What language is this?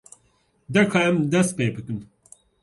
Kurdish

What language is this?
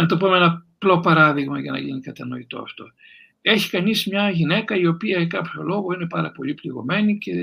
Greek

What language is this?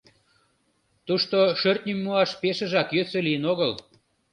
Mari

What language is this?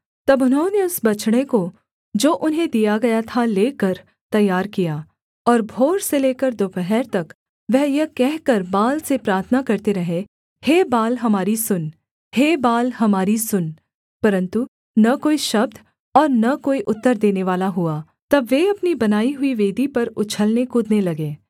Hindi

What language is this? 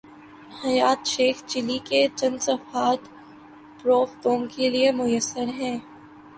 Urdu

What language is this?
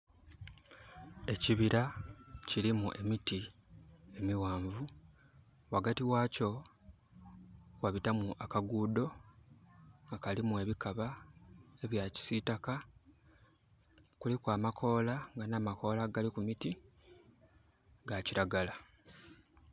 Soga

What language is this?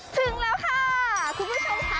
Thai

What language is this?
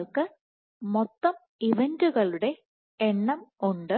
Malayalam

